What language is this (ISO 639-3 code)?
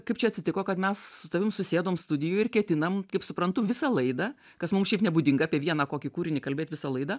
lit